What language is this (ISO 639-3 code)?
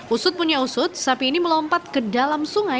ind